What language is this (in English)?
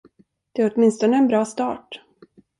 Swedish